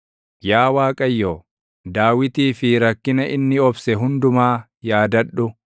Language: Oromo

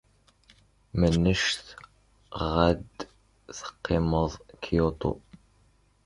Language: Kabyle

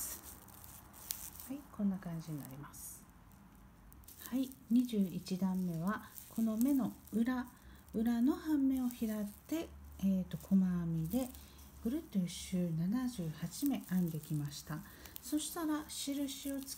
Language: Japanese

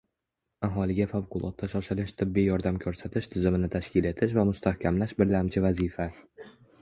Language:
Uzbek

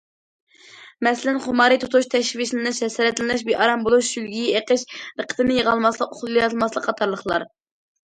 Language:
Uyghur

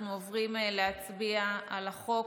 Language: Hebrew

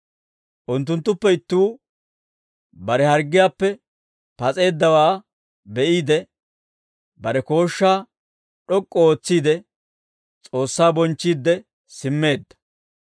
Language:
Dawro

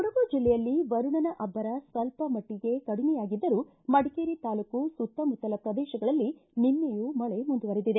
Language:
Kannada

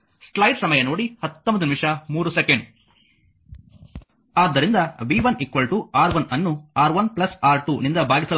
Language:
Kannada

